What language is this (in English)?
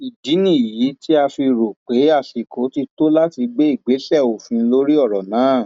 Yoruba